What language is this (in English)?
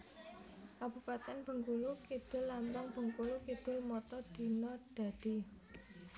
Javanese